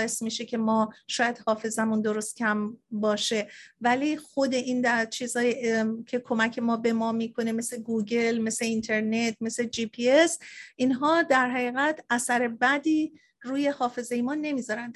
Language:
Persian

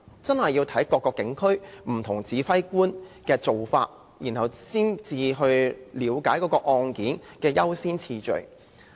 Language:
Cantonese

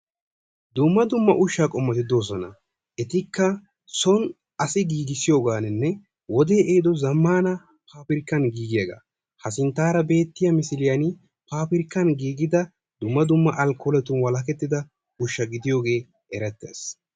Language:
Wolaytta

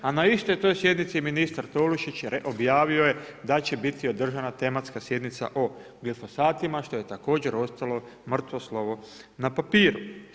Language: Croatian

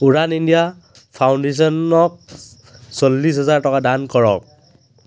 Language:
Assamese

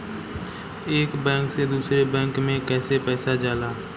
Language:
Bhojpuri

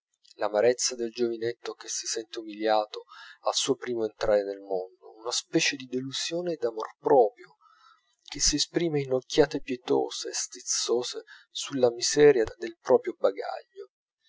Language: Italian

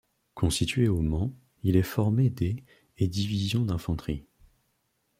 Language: French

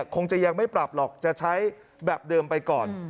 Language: Thai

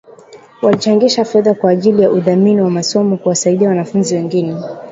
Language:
Swahili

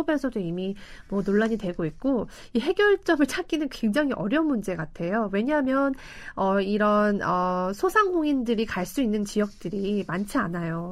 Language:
Korean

